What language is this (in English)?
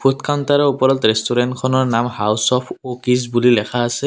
Assamese